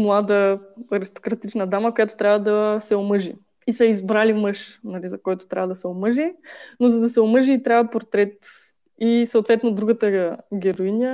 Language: Bulgarian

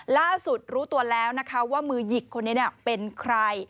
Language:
Thai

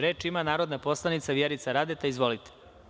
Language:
Serbian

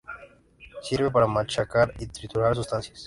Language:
Spanish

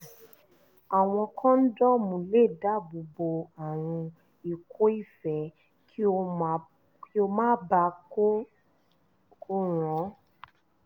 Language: Yoruba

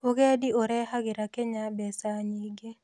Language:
Kikuyu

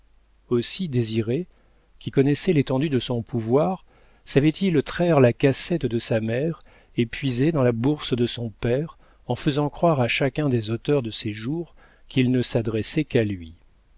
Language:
French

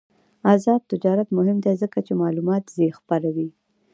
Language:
Pashto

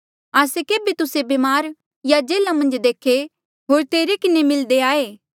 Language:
Mandeali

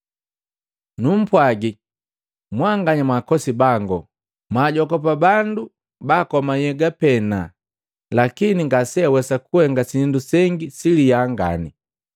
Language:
Matengo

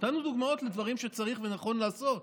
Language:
Hebrew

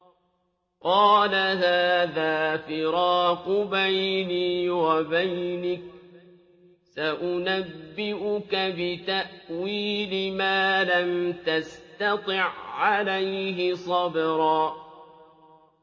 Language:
Arabic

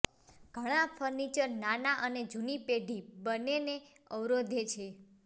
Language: Gujarati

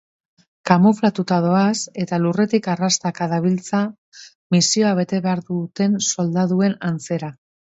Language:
Basque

